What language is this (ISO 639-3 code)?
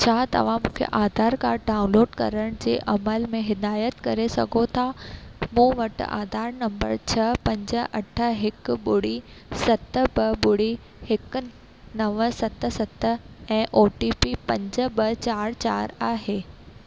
snd